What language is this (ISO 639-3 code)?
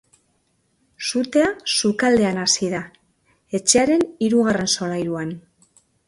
eus